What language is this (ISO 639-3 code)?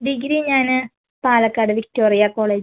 mal